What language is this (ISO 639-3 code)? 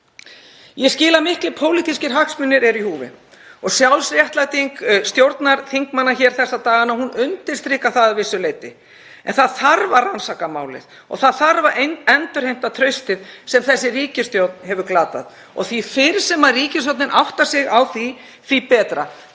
isl